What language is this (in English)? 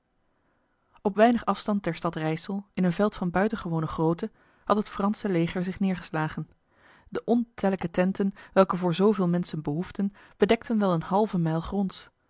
Dutch